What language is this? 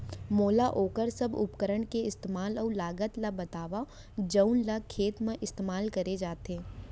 Chhattisgarhi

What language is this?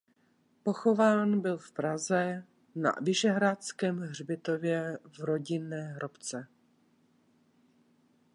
Czech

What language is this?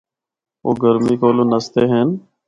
Northern Hindko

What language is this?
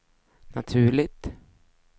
Swedish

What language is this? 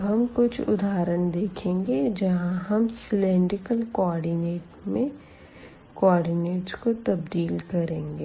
Hindi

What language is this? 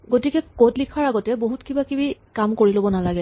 Assamese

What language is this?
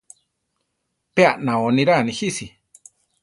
Central Tarahumara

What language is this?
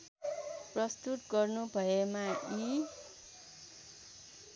Nepali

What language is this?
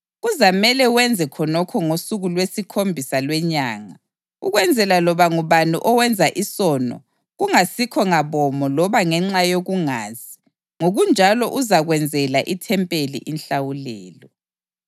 North Ndebele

